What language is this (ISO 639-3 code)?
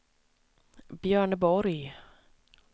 swe